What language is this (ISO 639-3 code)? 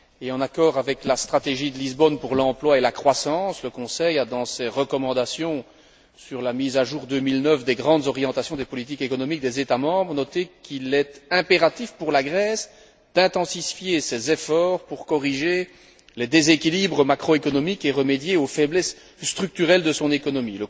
fra